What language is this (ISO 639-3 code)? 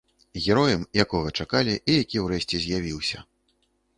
bel